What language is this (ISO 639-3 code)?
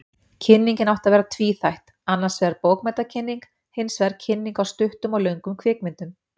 isl